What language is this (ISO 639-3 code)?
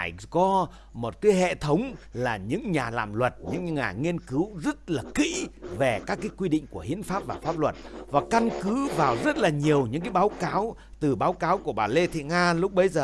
vie